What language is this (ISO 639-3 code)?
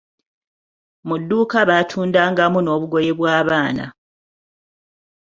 lug